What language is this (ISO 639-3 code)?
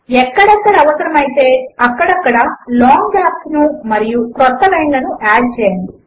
tel